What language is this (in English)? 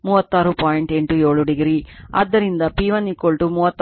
Kannada